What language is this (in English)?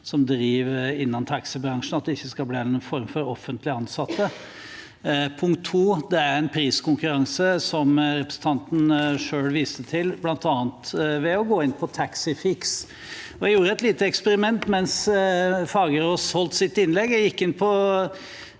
Norwegian